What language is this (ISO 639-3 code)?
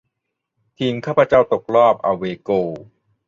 tha